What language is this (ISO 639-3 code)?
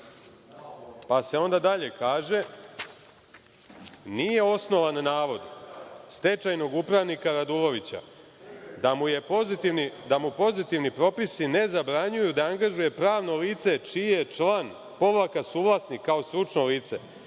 srp